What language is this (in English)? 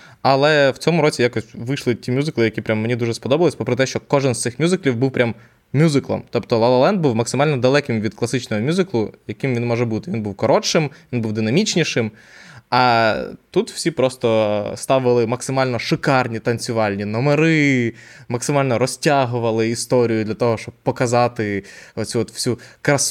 Ukrainian